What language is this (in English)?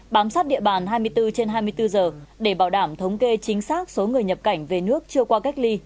Vietnamese